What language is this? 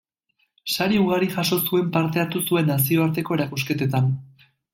Basque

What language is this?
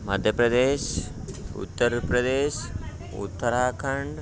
Telugu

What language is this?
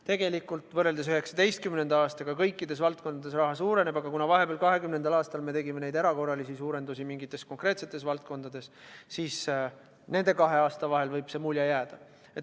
Estonian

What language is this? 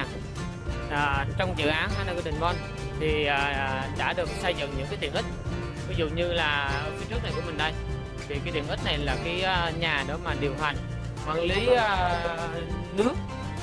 Vietnamese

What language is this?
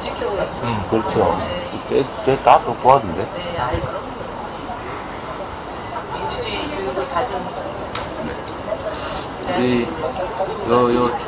Korean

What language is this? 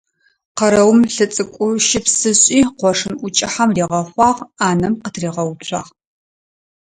Adyghe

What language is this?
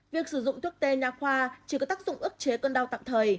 Vietnamese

